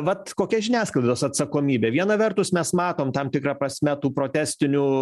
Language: Lithuanian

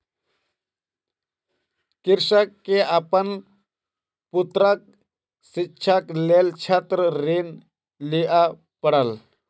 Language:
Maithili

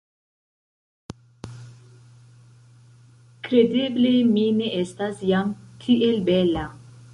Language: Esperanto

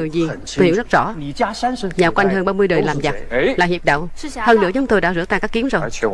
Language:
Vietnamese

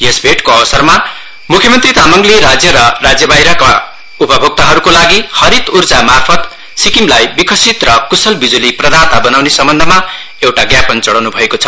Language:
Nepali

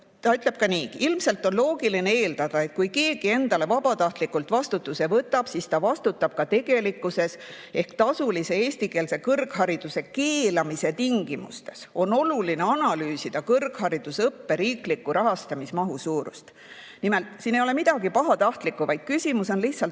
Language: Estonian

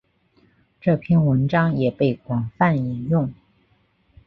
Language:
Chinese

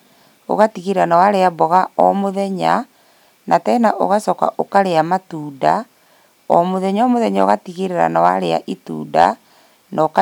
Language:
Kikuyu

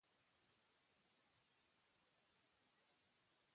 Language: Basque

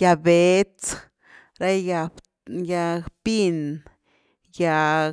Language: Güilá Zapotec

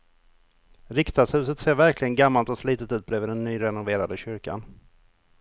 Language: Swedish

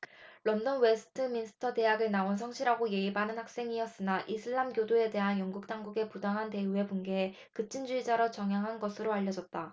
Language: Korean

